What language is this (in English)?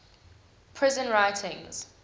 English